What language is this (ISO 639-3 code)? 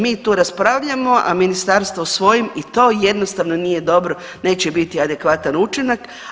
hrv